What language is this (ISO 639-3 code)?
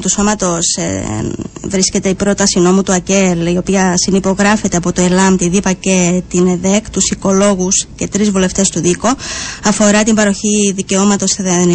ell